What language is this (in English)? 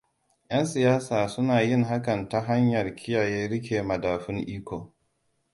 Hausa